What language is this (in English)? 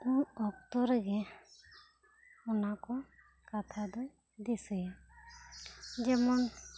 Santali